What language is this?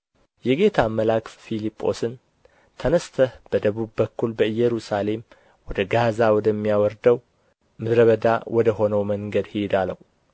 Amharic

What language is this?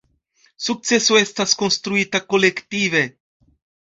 Esperanto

